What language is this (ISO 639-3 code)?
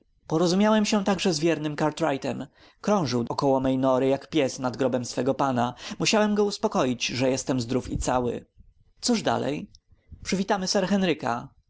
pol